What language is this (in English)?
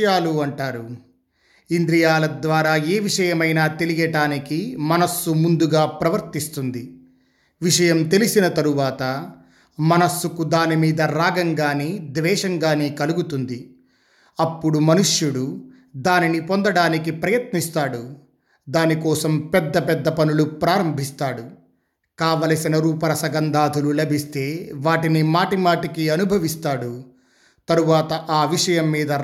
Telugu